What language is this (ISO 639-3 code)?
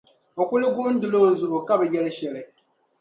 dag